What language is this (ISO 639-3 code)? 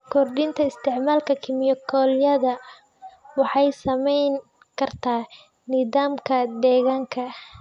som